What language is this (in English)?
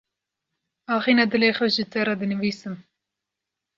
Kurdish